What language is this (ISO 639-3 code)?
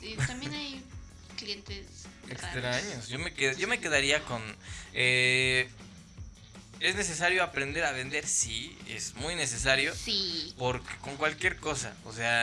spa